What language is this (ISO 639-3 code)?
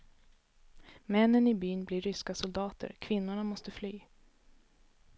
swe